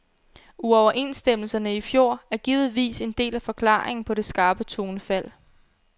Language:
Danish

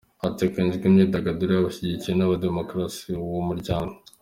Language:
Kinyarwanda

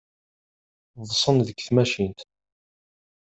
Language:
Kabyle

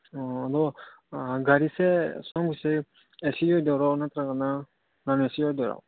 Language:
Manipuri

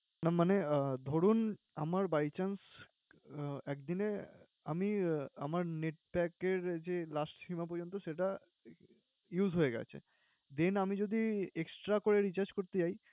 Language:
Bangla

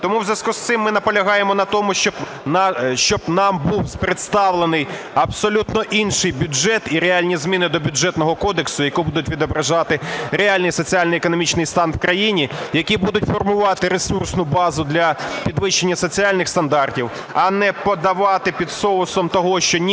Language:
Ukrainian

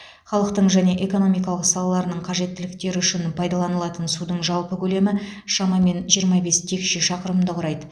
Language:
Kazakh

